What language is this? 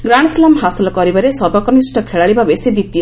Odia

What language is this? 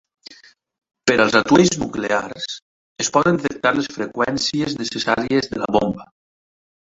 Catalan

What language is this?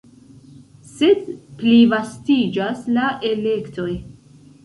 Esperanto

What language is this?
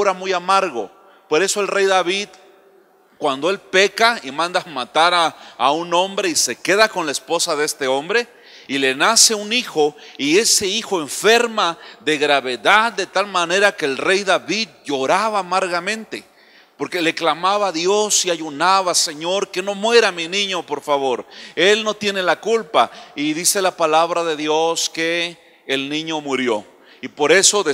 Spanish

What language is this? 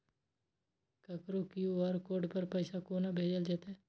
Maithili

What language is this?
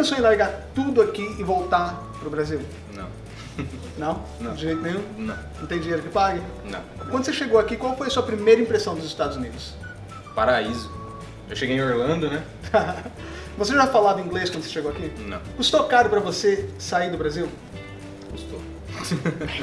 Portuguese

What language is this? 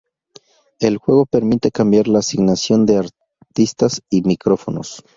Spanish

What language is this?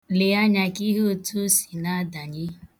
Igbo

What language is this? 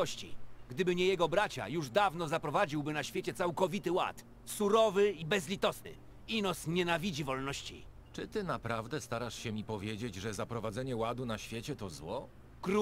Polish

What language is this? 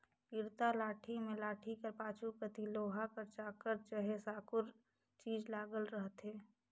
Chhattisgarhi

